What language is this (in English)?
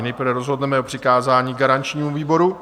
Czech